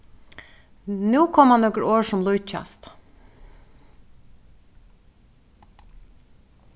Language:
Faroese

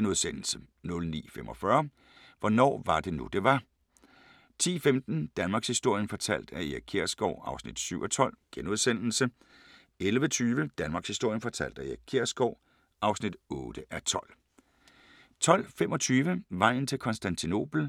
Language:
Danish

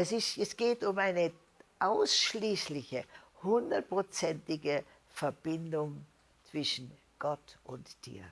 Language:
German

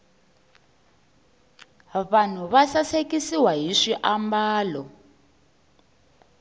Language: Tsonga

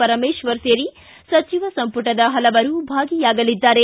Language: Kannada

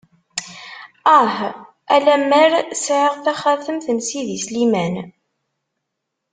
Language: Kabyle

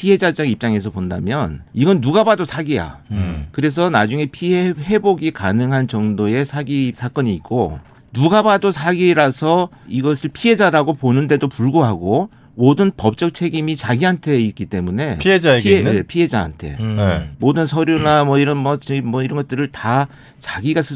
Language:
Korean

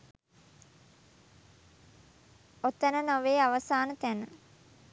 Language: Sinhala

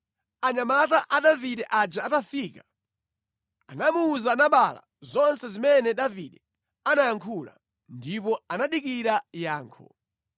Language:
Nyanja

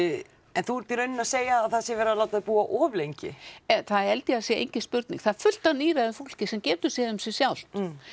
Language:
Icelandic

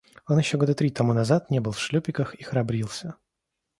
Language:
Russian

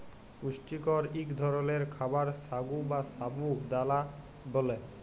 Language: Bangla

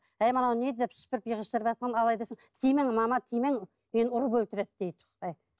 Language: Kazakh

